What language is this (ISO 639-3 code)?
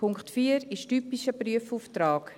gsw